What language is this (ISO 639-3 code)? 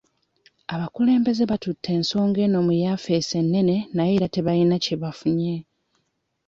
lug